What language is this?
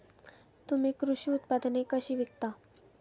Marathi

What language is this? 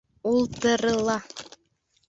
Bashkir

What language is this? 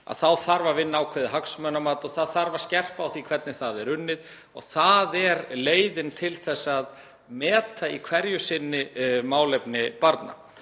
Icelandic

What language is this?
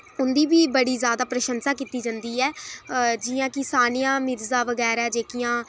Dogri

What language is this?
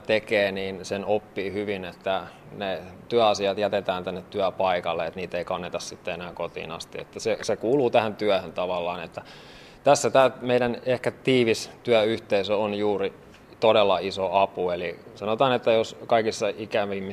Finnish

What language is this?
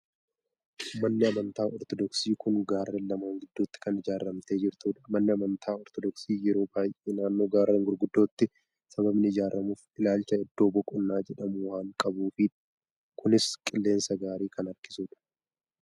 Oromo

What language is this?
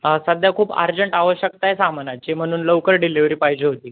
Marathi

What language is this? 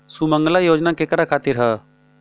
Bhojpuri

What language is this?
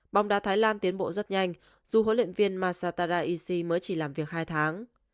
Vietnamese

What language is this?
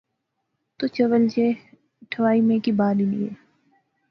Pahari-Potwari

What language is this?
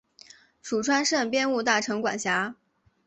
Chinese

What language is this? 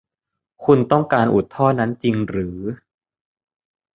Thai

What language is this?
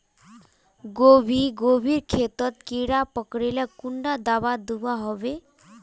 Magahi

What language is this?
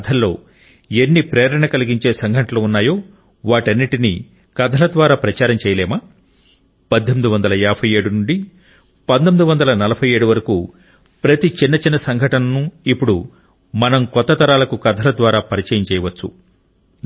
Telugu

